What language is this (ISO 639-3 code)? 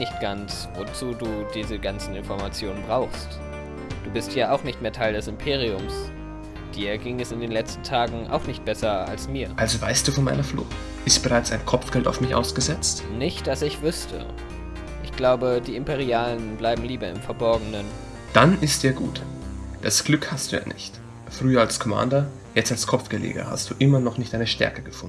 deu